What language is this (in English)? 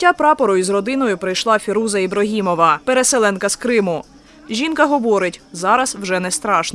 Ukrainian